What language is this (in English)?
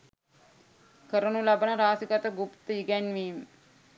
Sinhala